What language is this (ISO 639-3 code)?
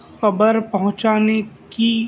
urd